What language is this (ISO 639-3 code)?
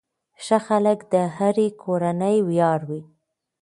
pus